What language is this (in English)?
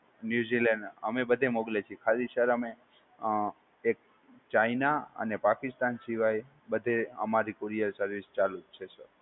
Gujarati